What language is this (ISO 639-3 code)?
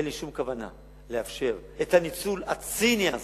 heb